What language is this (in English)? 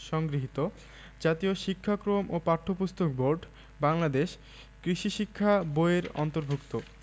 Bangla